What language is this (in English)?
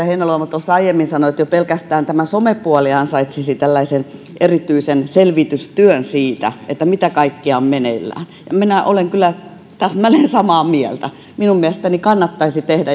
Finnish